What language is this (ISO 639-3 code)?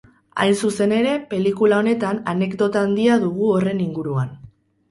eus